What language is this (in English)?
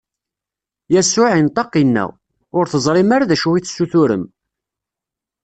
Kabyle